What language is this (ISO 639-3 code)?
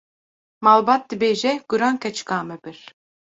kur